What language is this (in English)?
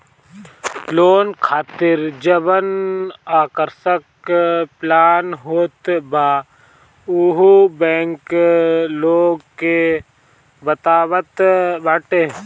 Bhojpuri